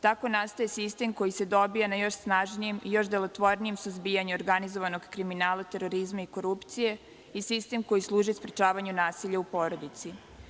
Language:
Serbian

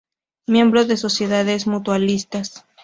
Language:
Spanish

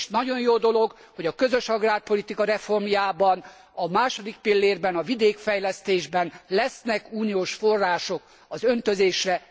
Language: Hungarian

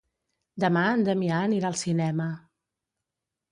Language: Catalan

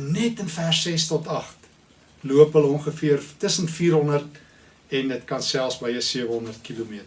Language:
Dutch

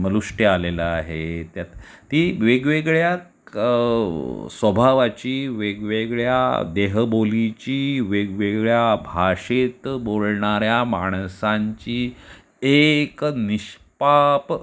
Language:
Marathi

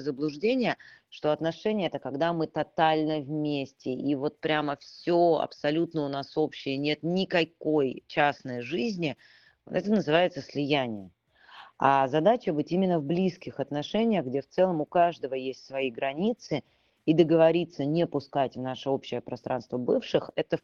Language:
Russian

